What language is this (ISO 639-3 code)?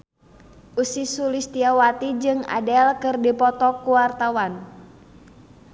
sun